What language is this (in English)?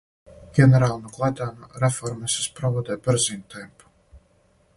Serbian